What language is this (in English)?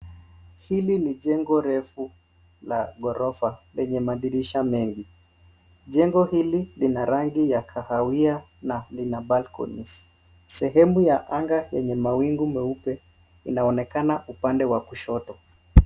Swahili